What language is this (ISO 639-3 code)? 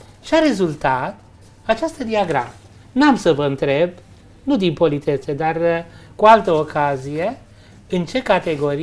ron